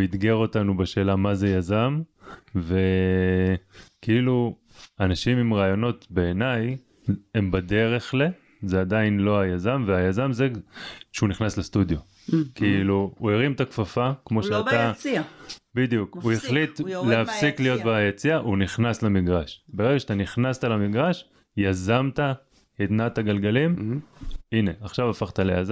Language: Hebrew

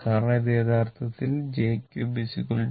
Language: Malayalam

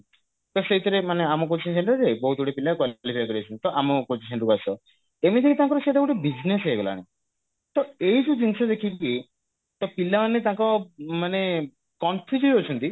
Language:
Odia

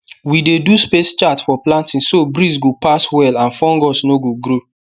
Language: Nigerian Pidgin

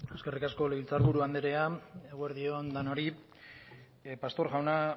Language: Basque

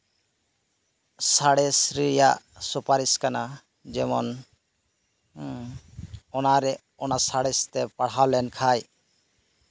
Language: Santali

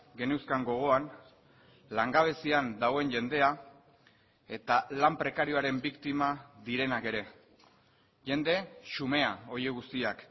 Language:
Basque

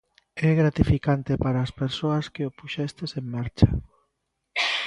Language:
Galician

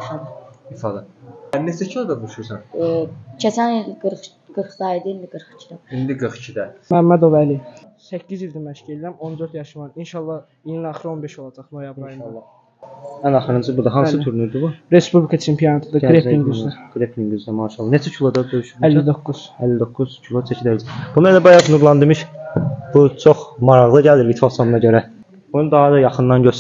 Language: Turkish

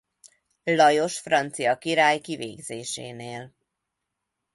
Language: Hungarian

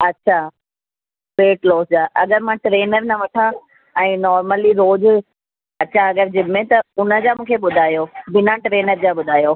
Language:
Sindhi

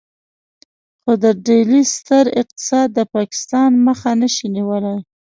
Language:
Pashto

